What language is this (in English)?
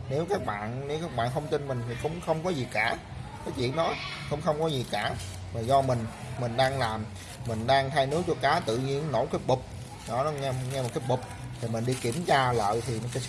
Vietnamese